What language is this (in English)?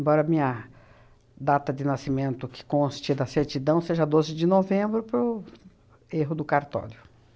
Portuguese